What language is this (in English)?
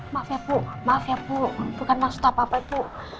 Indonesian